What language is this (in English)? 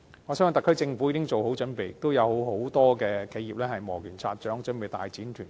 Cantonese